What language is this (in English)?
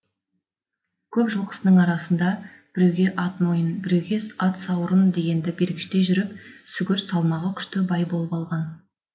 Kazakh